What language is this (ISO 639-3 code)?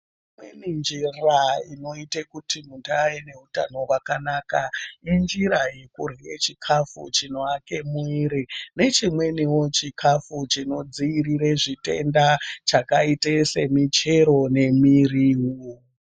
ndc